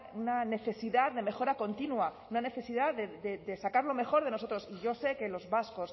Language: Spanish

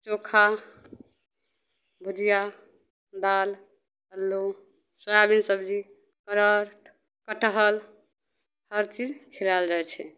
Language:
Maithili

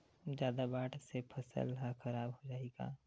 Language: Chhattisgarhi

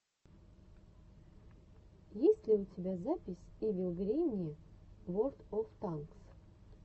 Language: Russian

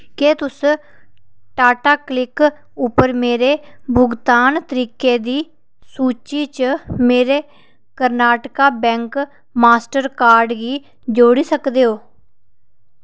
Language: Dogri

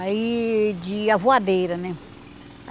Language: Portuguese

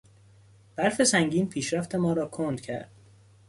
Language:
Persian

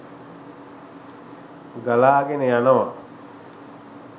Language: Sinhala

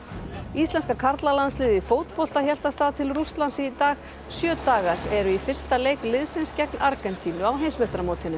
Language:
Icelandic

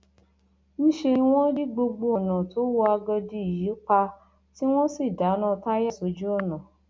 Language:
Yoruba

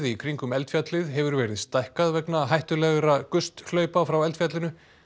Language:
Icelandic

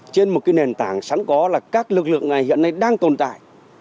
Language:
Vietnamese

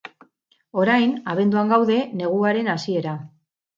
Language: Basque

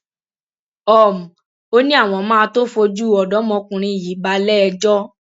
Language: Yoruba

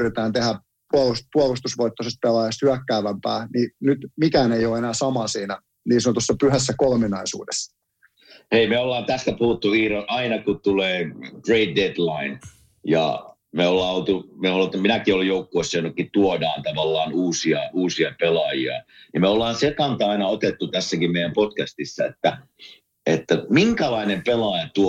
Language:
Finnish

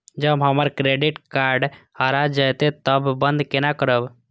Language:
Maithili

